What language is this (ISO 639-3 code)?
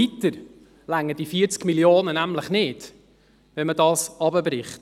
gsw